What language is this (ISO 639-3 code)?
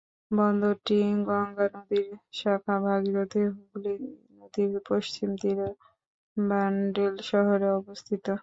ben